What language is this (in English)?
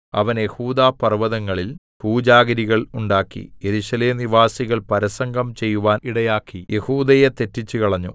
Malayalam